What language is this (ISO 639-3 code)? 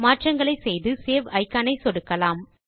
tam